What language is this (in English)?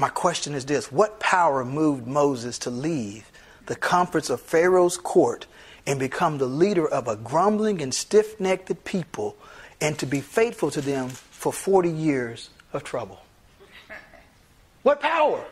English